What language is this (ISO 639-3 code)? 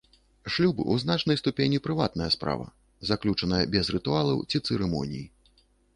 bel